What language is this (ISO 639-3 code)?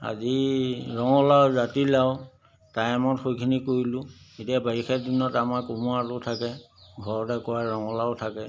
asm